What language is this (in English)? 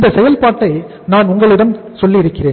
Tamil